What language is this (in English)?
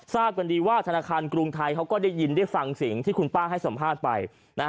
Thai